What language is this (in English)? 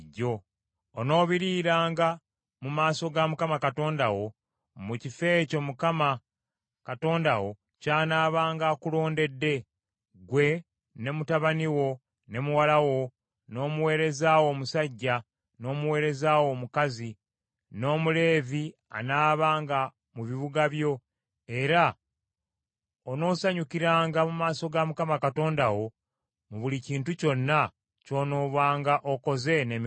Ganda